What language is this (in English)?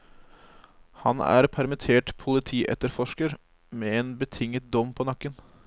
Norwegian